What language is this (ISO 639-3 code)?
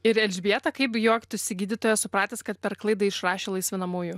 lit